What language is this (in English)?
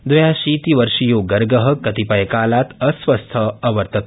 Sanskrit